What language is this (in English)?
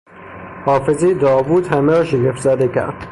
Persian